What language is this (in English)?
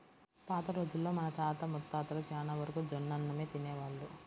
Telugu